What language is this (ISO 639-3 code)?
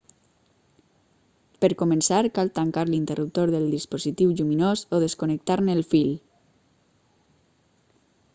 cat